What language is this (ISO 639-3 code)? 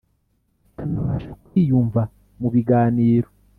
kin